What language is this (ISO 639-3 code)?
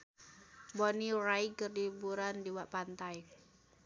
sun